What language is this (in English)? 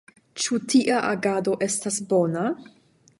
Esperanto